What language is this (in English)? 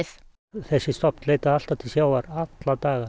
Icelandic